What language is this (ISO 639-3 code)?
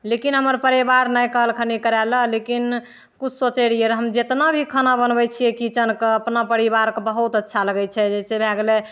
mai